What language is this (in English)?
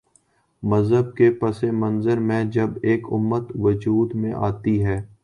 Urdu